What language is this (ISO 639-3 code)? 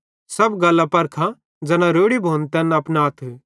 bhd